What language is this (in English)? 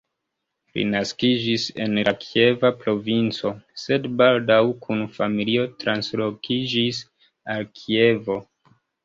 Esperanto